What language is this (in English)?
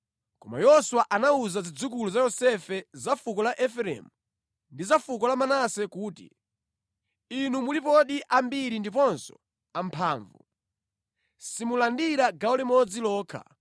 Nyanja